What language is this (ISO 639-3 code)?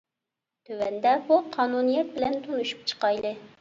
uig